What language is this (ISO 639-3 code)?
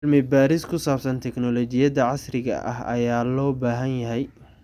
som